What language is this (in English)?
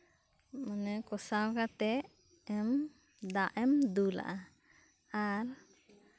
Santali